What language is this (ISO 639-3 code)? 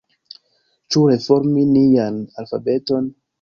epo